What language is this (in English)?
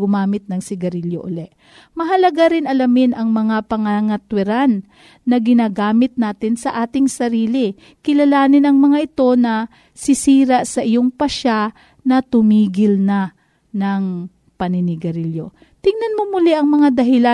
Filipino